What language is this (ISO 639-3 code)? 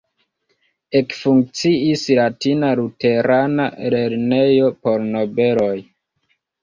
epo